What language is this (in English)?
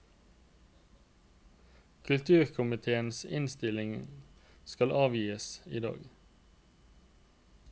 Norwegian